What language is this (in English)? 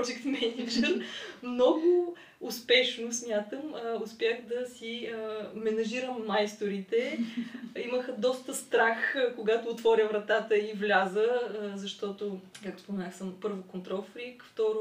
Bulgarian